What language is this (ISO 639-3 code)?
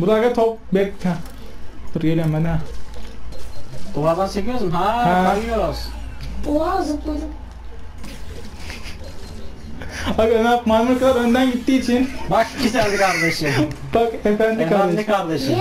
tur